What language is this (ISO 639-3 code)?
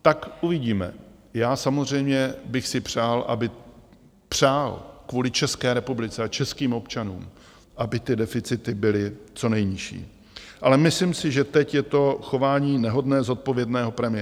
ces